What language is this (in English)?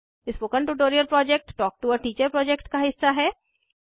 Hindi